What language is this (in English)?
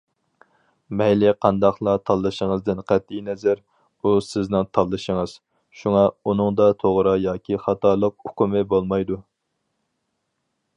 Uyghur